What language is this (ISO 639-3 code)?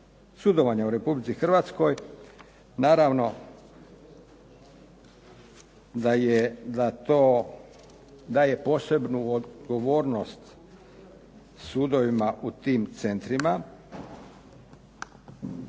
hrv